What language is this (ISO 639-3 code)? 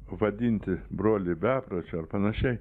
lit